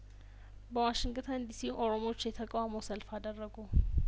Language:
Amharic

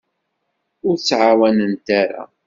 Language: Kabyle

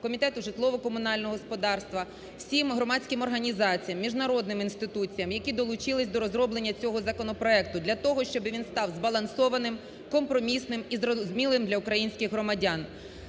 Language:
Ukrainian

